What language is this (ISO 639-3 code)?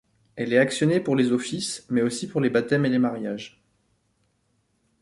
fra